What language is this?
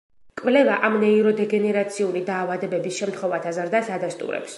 Georgian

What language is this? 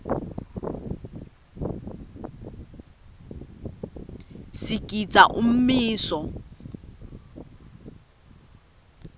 Swati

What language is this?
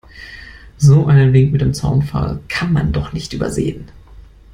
German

